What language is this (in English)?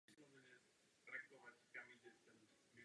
Czech